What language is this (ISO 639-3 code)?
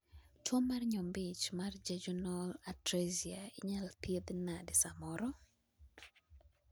luo